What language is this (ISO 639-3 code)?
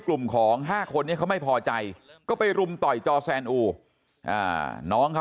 tha